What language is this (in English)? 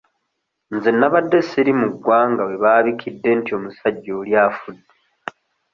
Ganda